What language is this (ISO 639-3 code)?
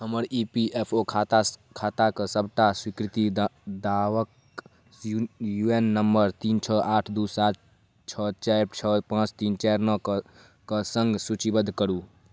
mai